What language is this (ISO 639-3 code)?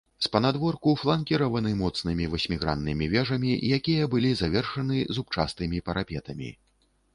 bel